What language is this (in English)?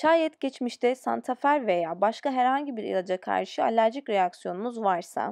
Turkish